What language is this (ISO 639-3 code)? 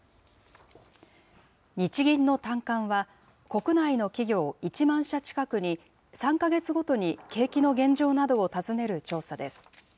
jpn